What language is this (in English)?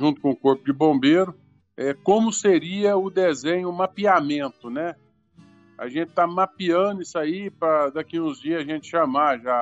Portuguese